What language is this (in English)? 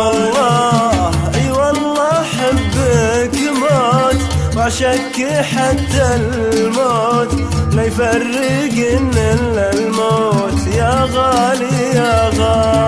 Arabic